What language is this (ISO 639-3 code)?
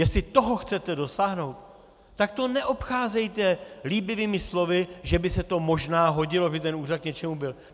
ces